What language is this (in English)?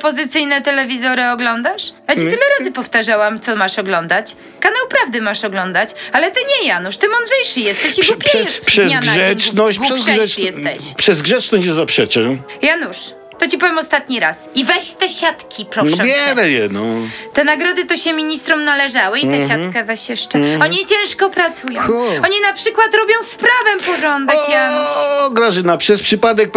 Polish